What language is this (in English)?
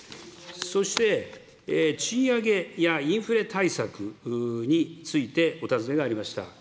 Japanese